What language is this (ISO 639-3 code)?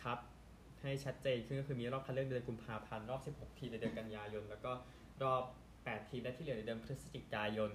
tha